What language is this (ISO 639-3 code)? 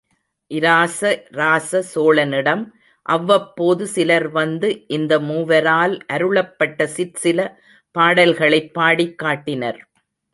tam